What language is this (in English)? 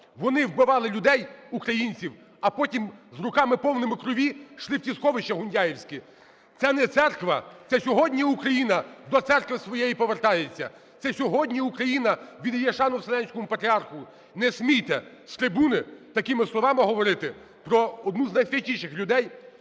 Ukrainian